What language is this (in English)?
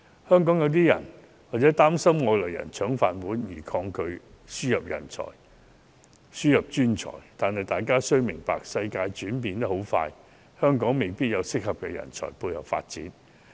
Cantonese